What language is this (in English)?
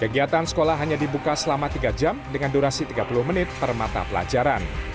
Indonesian